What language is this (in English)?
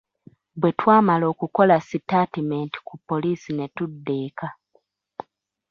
Ganda